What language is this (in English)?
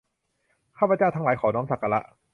Thai